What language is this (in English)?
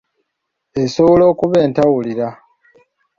Ganda